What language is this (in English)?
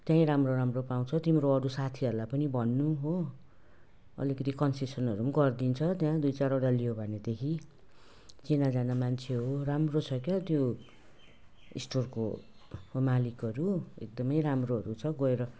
Nepali